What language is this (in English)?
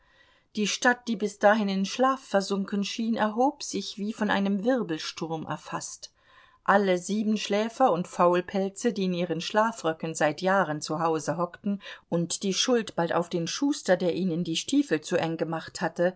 German